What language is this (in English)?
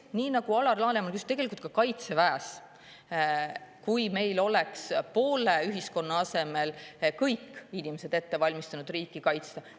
Estonian